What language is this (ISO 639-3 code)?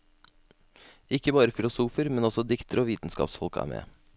nor